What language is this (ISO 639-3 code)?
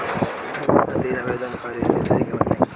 bho